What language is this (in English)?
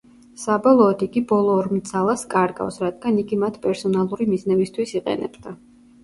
Georgian